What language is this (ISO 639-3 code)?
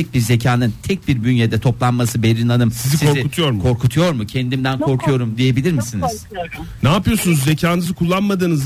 tur